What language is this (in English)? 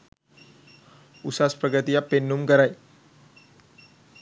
Sinhala